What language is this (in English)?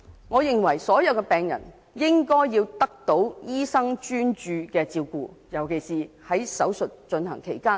Cantonese